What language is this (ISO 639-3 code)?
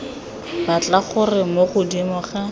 tsn